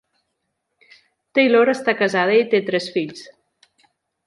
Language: Catalan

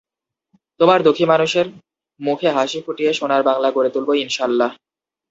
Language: Bangla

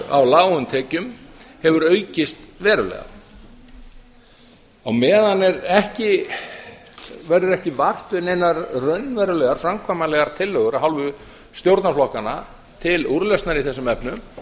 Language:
Icelandic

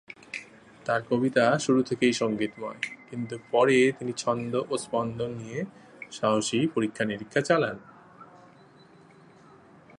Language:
Bangla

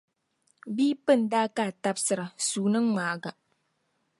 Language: Dagbani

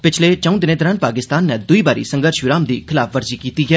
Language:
Dogri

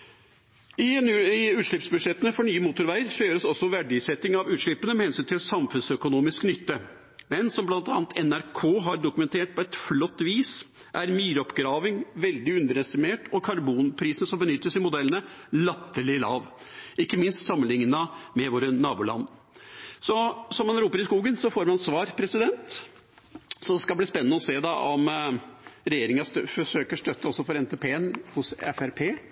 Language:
Norwegian Bokmål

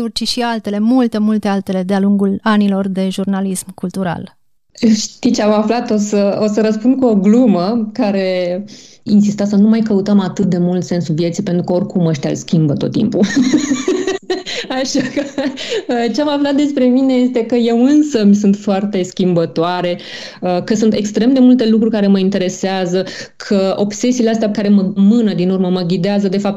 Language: Romanian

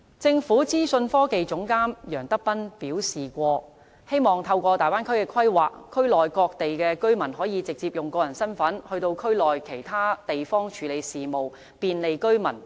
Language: Cantonese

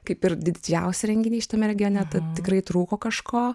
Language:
Lithuanian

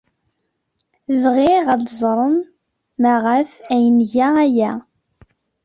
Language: Kabyle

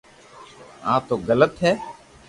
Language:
Loarki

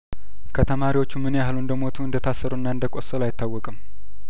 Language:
Amharic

